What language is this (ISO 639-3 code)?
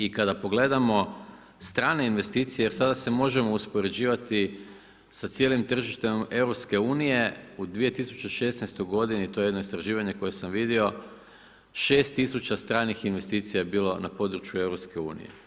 hrv